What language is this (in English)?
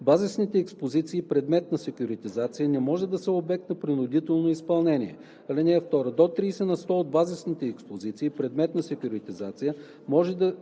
Bulgarian